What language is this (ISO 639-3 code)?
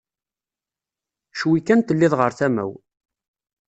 kab